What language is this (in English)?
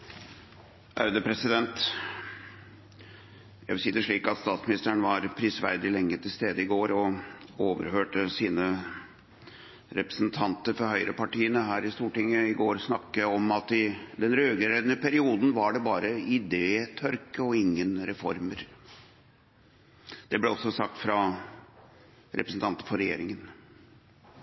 Norwegian Bokmål